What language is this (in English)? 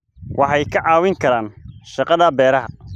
Somali